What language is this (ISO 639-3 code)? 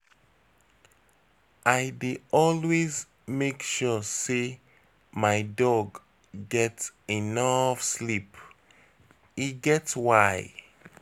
pcm